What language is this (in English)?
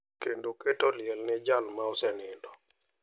Luo (Kenya and Tanzania)